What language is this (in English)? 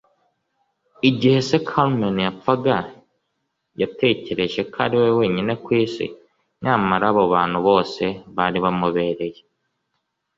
Kinyarwanda